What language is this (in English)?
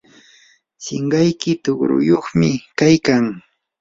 Yanahuanca Pasco Quechua